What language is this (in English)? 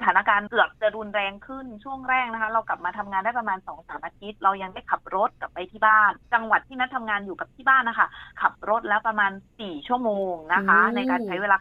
Thai